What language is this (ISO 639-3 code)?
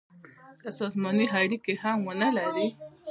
pus